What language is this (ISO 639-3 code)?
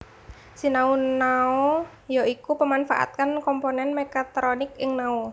jav